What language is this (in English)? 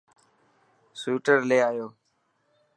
Dhatki